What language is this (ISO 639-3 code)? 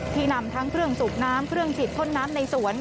tha